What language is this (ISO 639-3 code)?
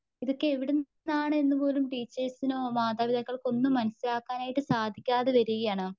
mal